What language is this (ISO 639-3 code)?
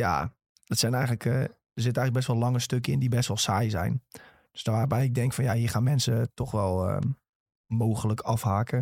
nld